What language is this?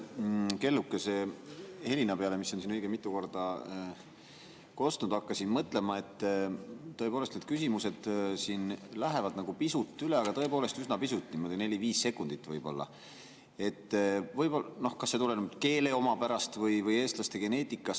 Estonian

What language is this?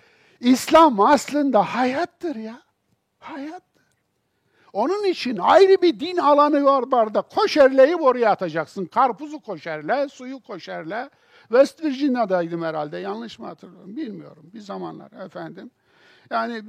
Turkish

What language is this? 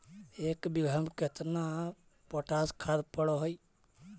Magahi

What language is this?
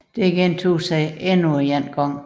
Danish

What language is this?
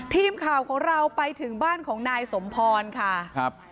Thai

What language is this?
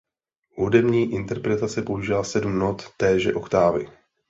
Czech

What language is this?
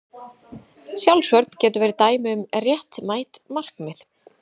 Icelandic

